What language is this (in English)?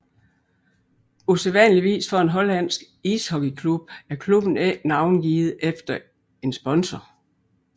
Danish